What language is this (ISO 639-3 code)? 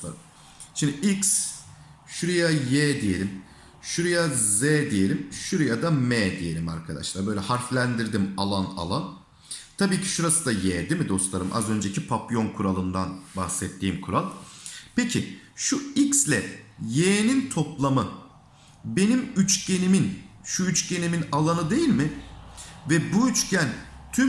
tur